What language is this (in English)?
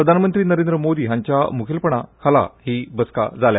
Konkani